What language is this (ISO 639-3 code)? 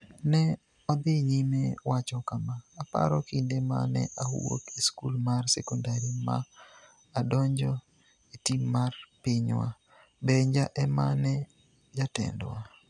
luo